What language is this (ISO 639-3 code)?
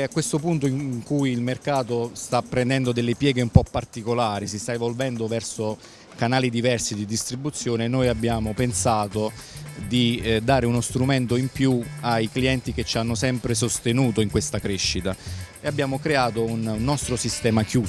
ita